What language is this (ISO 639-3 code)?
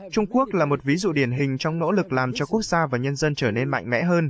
vie